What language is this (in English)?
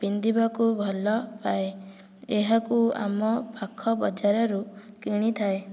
Odia